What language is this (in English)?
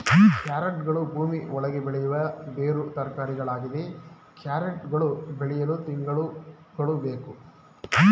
Kannada